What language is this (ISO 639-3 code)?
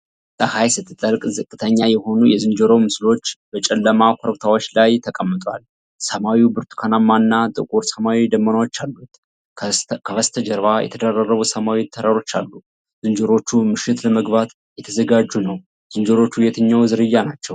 amh